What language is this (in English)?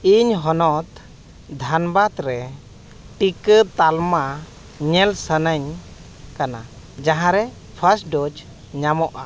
Santali